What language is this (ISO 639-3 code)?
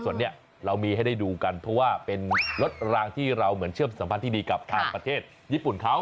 tha